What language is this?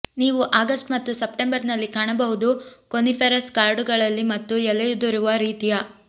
Kannada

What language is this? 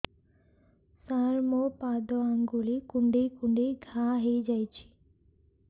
Odia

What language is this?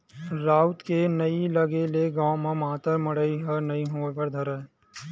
Chhattisgarhi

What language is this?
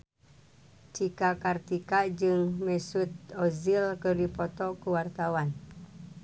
Sundanese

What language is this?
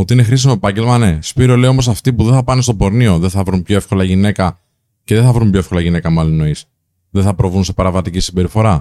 Greek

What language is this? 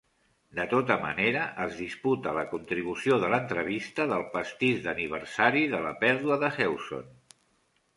Catalan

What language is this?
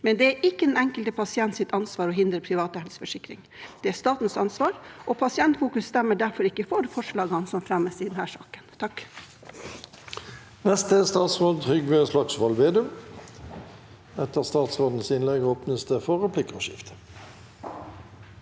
Norwegian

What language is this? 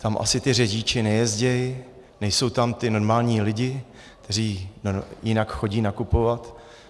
Czech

